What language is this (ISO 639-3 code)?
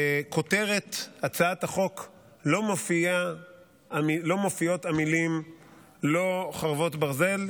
heb